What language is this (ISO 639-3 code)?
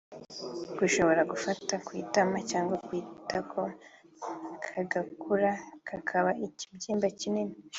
kin